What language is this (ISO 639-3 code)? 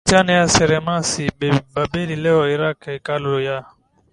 swa